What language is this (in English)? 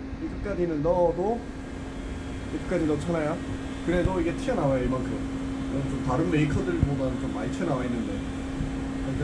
Korean